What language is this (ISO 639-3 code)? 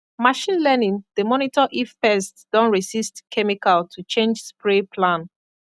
pcm